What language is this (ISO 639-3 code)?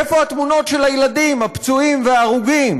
heb